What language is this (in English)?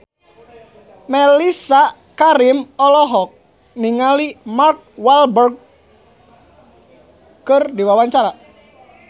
Sundanese